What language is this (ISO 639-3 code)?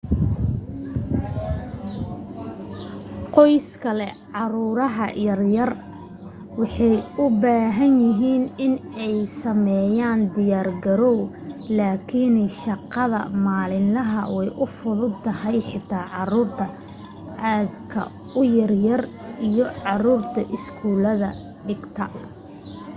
som